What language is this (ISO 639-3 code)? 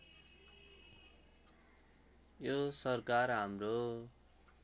nep